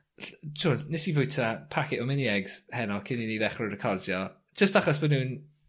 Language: Welsh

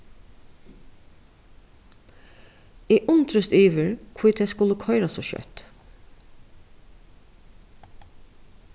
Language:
Faroese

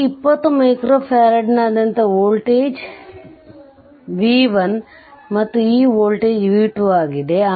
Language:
Kannada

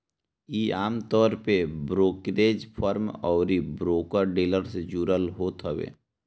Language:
Bhojpuri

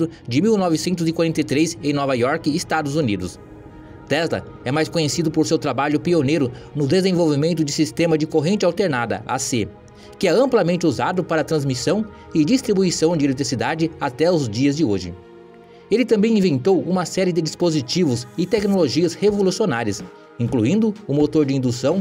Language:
Portuguese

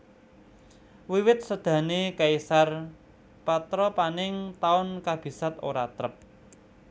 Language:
Javanese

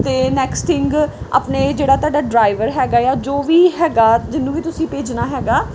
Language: Punjabi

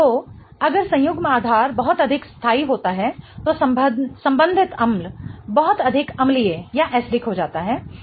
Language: Hindi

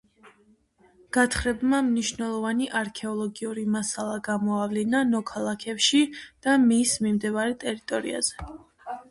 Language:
Georgian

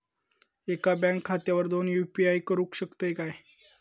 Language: Marathi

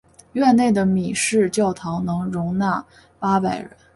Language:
Chinese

